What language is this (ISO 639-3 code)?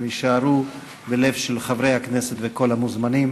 heb